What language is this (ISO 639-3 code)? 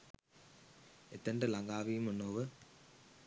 sin